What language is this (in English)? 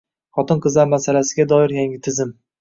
Uzbek